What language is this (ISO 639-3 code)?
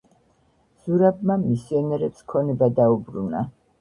kat